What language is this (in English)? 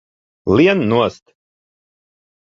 Latvian